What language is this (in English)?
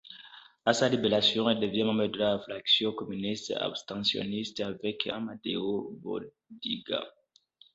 French